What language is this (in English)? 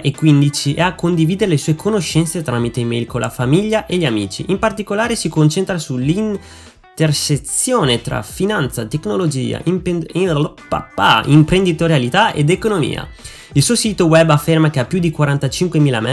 Italian